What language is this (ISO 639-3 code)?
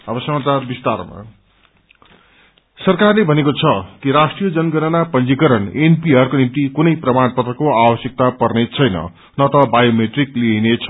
nep